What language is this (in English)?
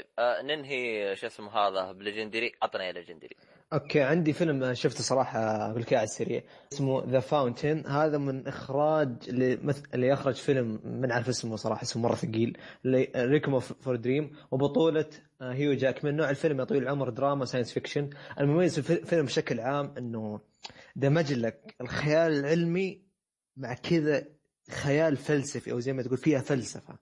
Arabic